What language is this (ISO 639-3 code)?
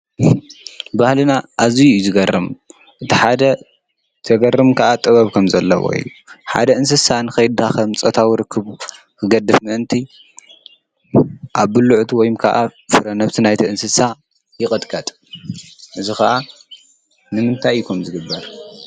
tir